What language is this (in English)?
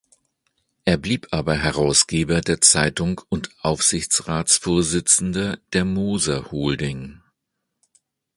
German